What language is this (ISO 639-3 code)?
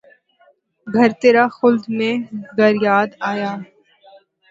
urd